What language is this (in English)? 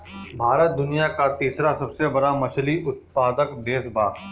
Bhojpuri